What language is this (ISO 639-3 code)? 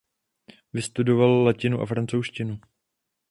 ces